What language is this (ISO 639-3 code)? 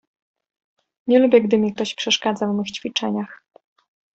pol